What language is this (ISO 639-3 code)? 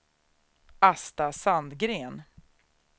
swe